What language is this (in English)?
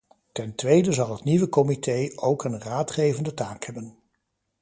Dutch